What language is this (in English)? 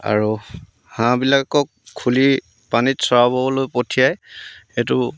Assamese